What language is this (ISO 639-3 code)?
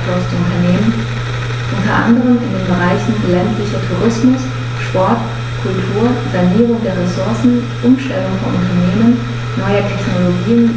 deu